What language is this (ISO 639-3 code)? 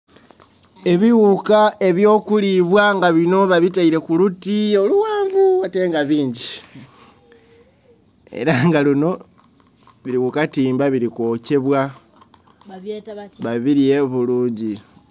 xog